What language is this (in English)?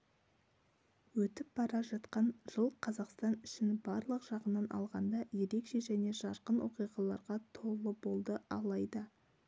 Kazakh